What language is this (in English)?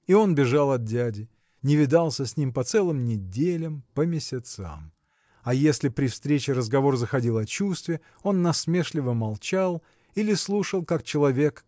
Russian